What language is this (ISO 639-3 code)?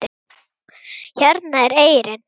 isl